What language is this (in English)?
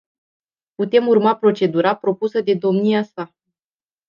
Romanian